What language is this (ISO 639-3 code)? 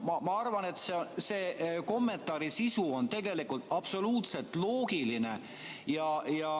est